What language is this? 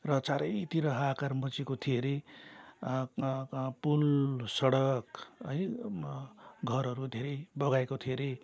Nepali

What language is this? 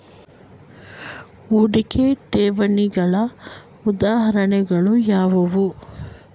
Kannada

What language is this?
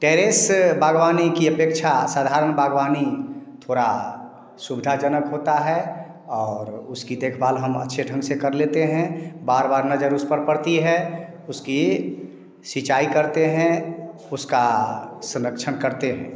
Hindi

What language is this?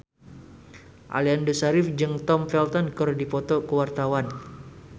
Sundanese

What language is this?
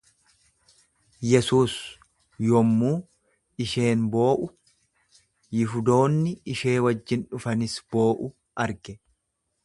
Oromo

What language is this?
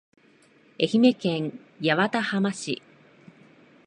Japanese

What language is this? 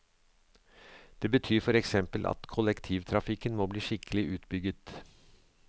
Norwegian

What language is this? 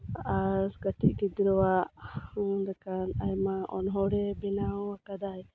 Santali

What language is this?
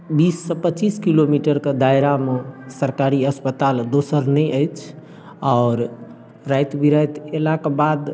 Maithili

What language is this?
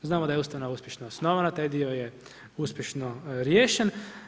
Croatian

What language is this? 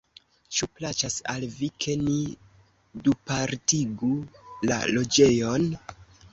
Esperanto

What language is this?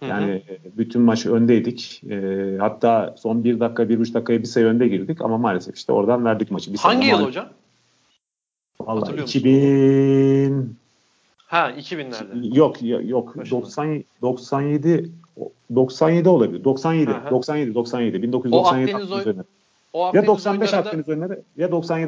Turkish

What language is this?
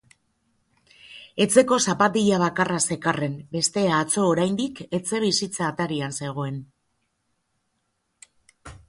Basque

